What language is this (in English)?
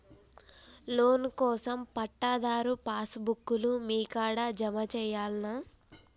Telugu